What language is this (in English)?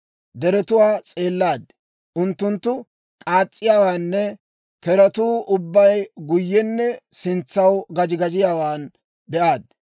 Dawro